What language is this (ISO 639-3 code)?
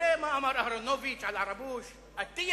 heb